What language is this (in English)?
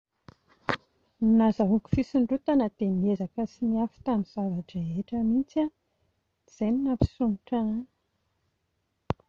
Malagasy